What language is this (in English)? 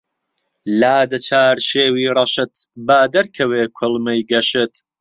Central Kurdish